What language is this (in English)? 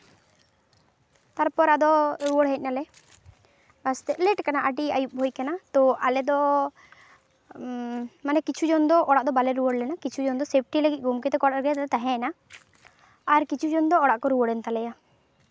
Santali